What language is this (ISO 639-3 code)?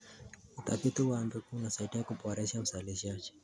kln